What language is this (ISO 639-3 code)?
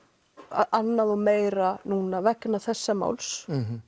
isl